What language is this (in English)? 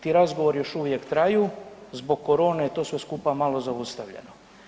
Croatian